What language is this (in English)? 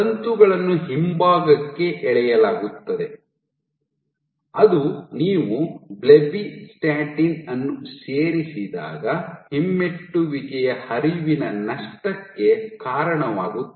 Kannada